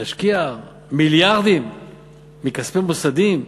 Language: Hebrew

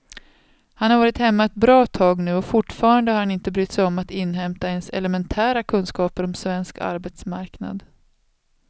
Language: Swedish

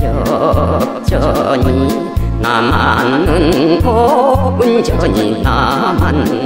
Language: Korean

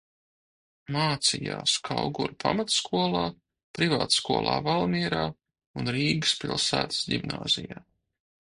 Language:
Latvian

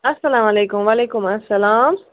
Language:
Kashmiri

